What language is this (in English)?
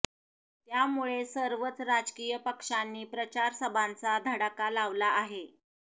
Marathi